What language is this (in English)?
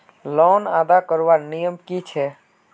Magahi